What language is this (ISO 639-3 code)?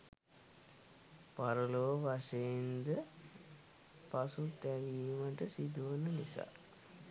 sin